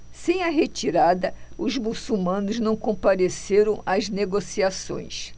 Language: Portuguese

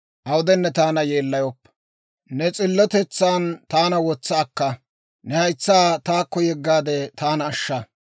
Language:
Dawro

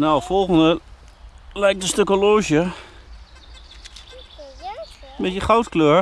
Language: Dutch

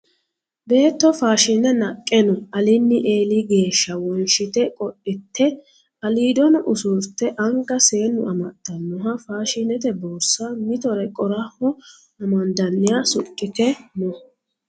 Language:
Sidamo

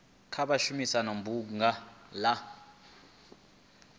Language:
Venda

